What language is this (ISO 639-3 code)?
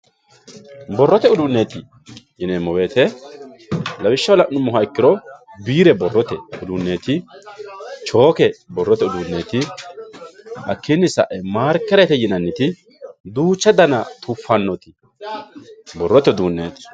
sid